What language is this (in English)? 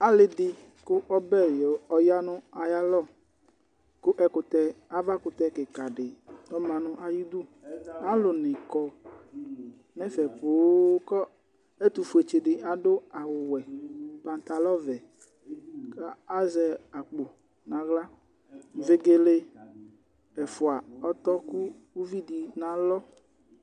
Ikposo